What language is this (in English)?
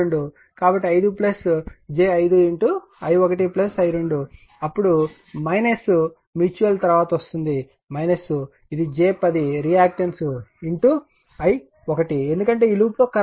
Telugu